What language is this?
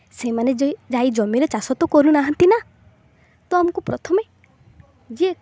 Odia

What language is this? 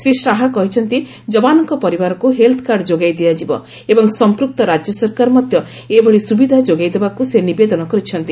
Odia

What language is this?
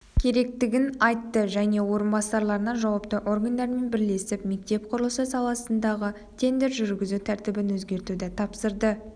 Kazakh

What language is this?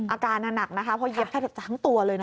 Thai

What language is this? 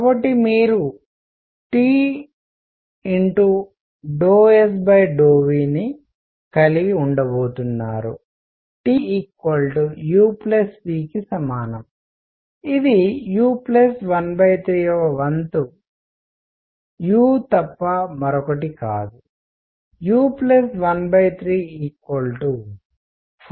Telugu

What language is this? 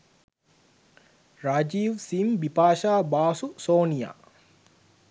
Sinhala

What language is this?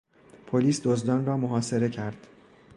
Persian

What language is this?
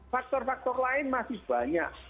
Indonesian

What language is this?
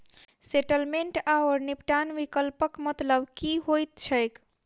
Maithili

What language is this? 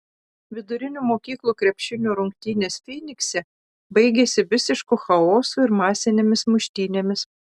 Lithuanian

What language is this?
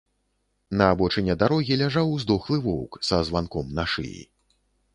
Belarusian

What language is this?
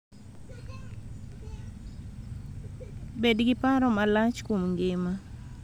Luo (Kenya and Tanzania)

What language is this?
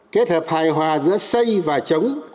Vietnamese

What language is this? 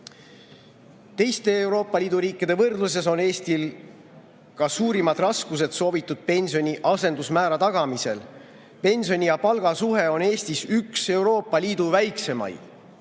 Estonian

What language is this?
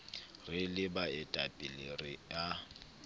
Southern Sotho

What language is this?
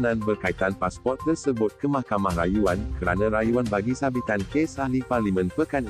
Malay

